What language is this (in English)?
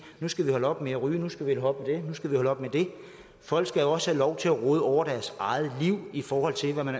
Danish